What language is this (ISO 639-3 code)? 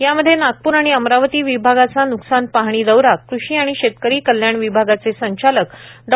mar